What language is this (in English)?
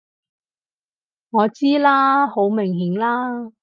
Cantonese